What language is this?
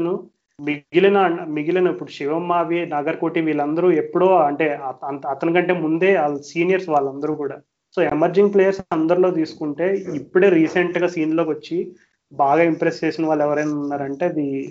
Telugu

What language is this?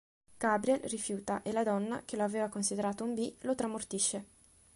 Italian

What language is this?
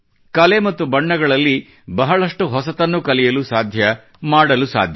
Kannada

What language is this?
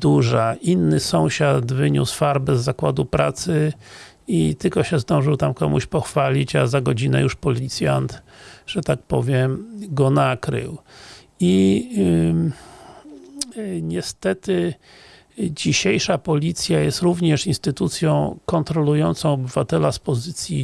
Polish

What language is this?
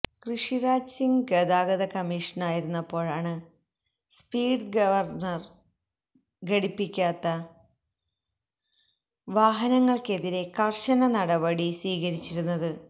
Malayalam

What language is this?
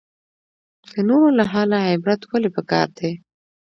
Pashto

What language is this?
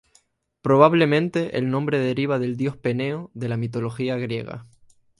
Spanish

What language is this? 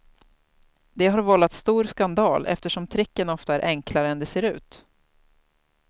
Swedish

